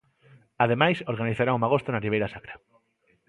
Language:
Galician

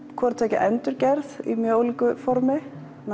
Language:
Icelandic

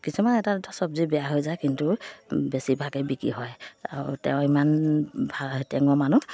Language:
Assamese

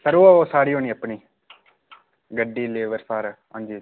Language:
Dogri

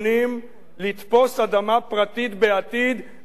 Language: Hebrew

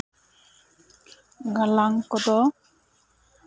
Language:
Santali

